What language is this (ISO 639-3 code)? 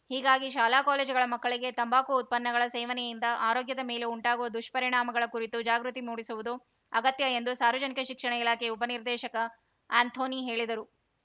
kan